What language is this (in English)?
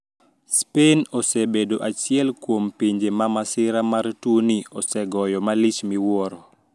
Luo (Kenya and Tanzania)